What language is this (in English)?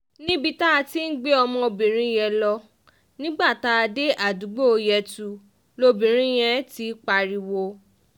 Yoruba